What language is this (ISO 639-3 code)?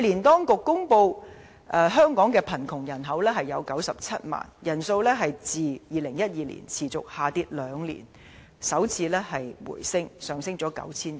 yue